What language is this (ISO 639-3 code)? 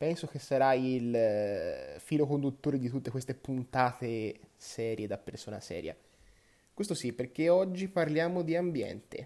ita